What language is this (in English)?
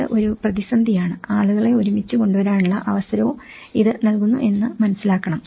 Malayalam